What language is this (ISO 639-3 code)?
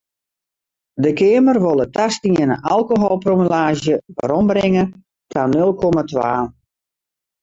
fry